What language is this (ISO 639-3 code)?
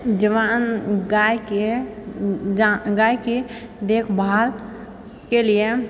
mai